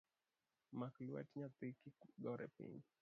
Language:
Luo (Kenya and Tanzania)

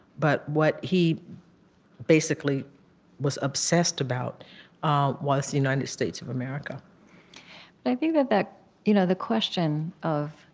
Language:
English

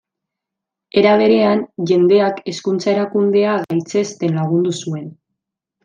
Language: Basque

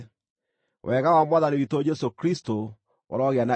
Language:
Kikuyu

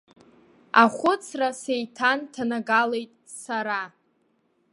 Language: Abkhazian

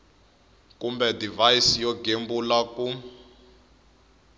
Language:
Tsonga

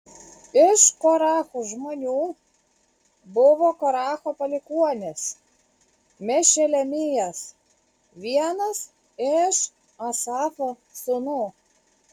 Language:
Lithuanian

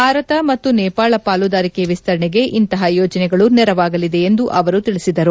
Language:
Kannada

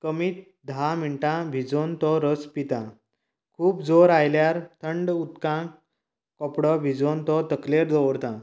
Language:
Konkani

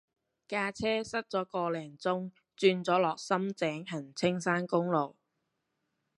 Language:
Cantonese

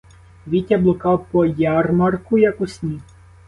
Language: Ukrainian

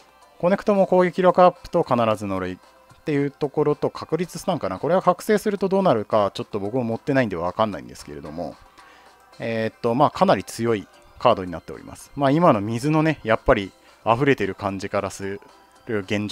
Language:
Japanese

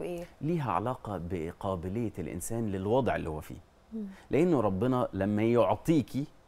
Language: Arabic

